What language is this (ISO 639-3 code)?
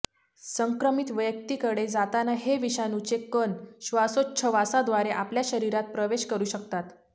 mar